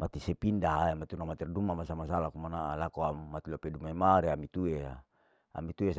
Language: Larike-Wakasihu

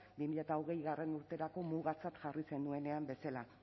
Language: Basque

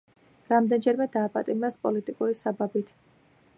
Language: Georgian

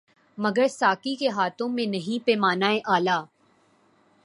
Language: Urdu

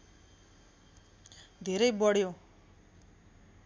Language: Nepali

